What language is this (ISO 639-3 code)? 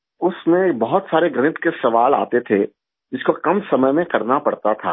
urd